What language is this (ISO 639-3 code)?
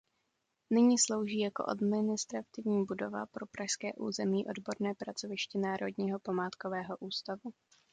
ces